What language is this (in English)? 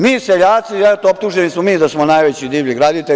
Serbian